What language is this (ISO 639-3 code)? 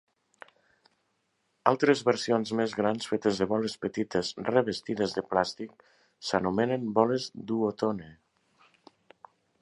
cat